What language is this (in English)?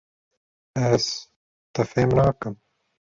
Kurdish